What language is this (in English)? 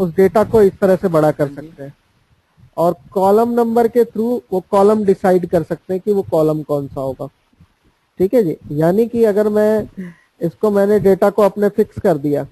Hindi